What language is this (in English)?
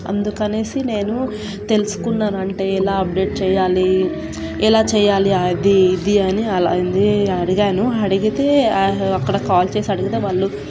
Telugu